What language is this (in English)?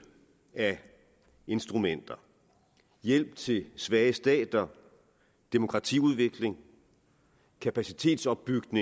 Danish